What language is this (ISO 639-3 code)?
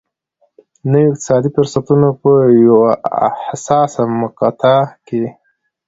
pus